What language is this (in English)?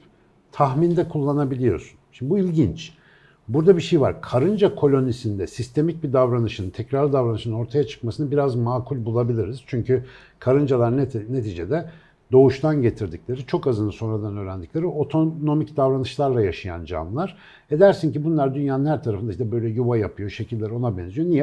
Turkish